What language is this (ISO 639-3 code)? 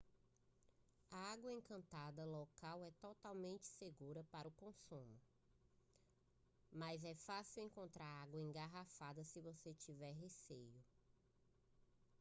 por